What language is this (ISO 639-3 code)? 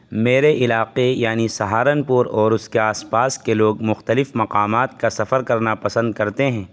urd